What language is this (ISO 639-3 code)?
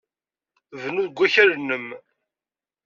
kab